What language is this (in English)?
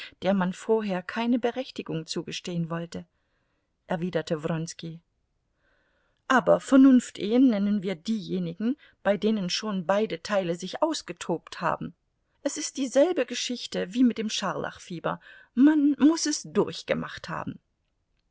German